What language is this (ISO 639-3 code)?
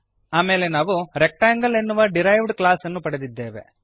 kan